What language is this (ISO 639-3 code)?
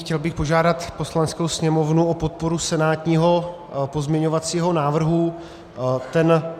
ces